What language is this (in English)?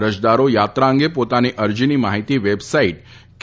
Gujarati